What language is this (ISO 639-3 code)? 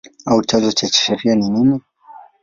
swa